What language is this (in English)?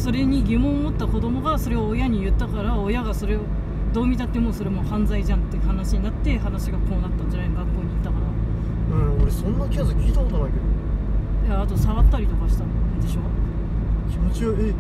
Japanese